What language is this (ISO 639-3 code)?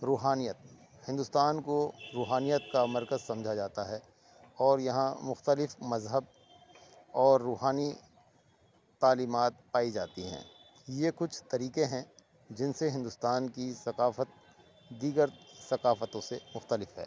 urd